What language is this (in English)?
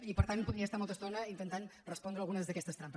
Catalan